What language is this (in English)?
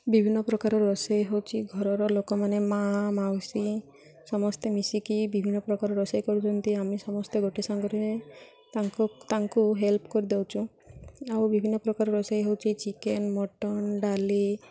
Odia